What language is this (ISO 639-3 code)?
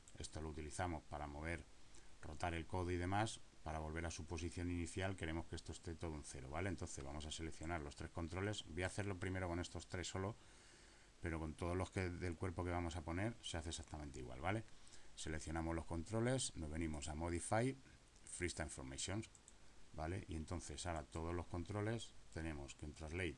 spa